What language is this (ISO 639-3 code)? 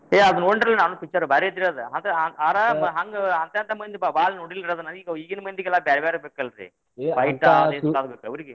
kan